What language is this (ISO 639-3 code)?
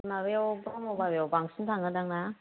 brx